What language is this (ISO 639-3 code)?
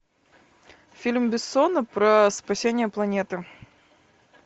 rus